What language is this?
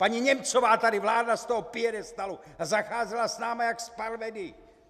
Czech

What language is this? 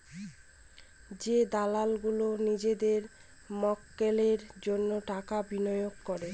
Bangla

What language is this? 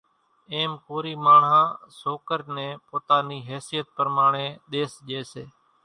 Kachi Koli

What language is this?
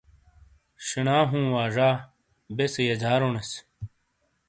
Shina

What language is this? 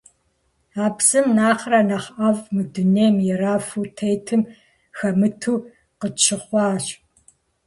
Kabardian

